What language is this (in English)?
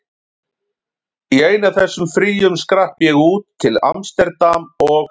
Icelandic